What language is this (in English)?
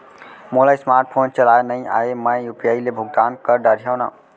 Chhattisgarhi